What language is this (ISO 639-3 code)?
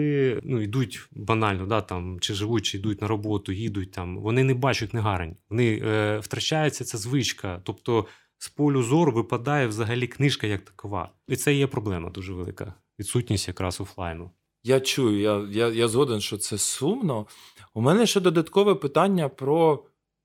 ukr